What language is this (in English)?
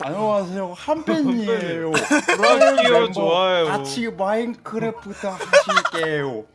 Korean